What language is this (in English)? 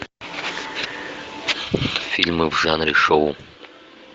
Russian